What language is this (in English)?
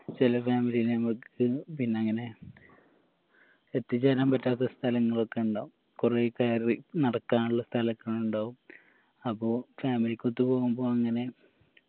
Malayalam